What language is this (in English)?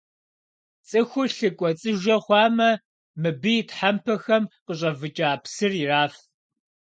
Kabardian